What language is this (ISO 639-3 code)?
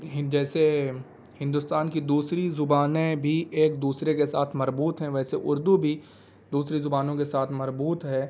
urd